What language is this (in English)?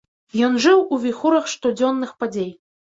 Belarusian